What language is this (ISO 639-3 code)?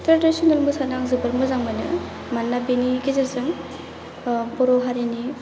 brx